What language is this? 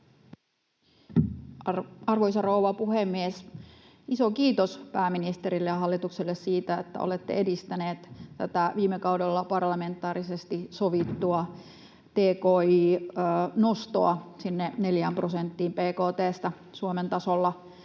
Finnish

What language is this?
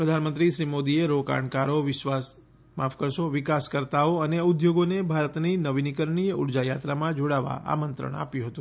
Gujarati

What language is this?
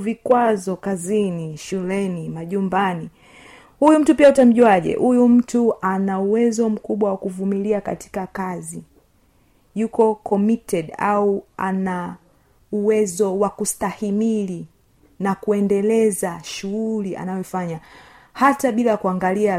Swahili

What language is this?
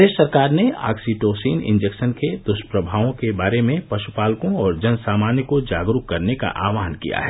Hindi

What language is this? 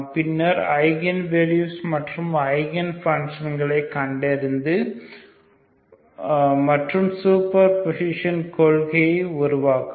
Tamil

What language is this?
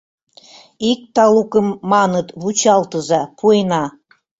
Mari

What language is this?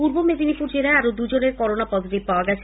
Bangla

